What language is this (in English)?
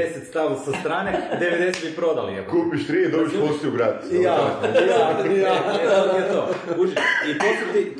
Croatian